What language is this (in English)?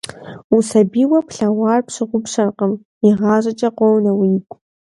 Kabardian